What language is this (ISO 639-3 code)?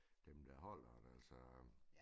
dan